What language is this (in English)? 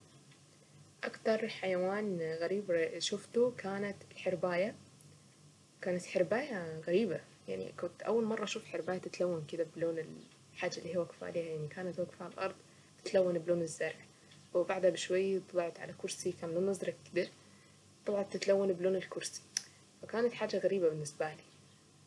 Saidi Arabic